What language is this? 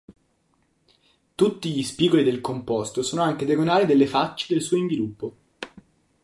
Italian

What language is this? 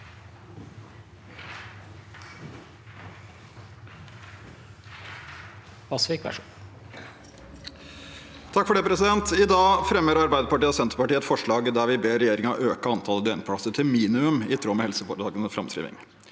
Norwegian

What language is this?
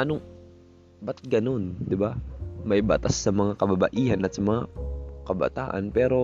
Filipino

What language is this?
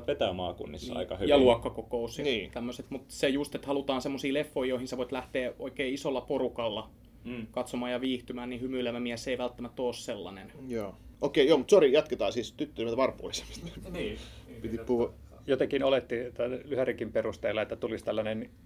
Finnish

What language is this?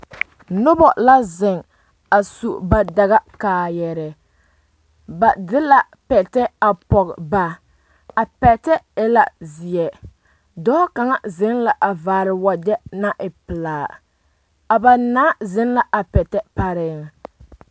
Southern Dagaare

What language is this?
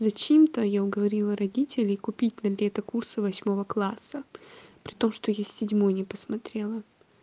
Russian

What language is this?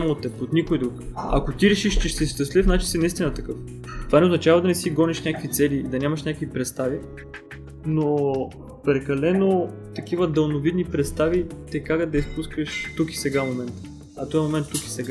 Bulgarian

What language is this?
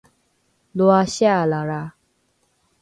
Rukai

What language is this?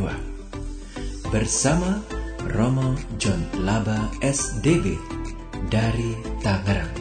Indonesian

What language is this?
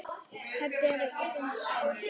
Icelandic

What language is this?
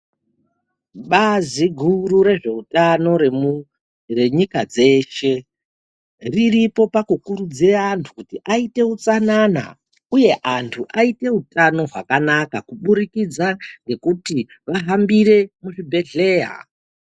Ndau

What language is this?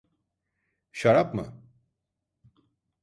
Turkish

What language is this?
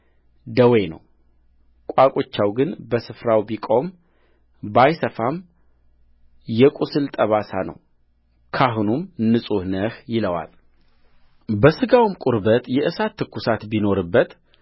Amharic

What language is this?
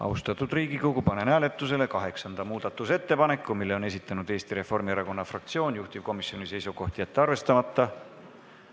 Estonian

